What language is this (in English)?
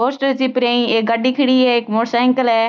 Marwari